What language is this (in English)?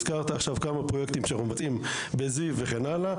Hebrew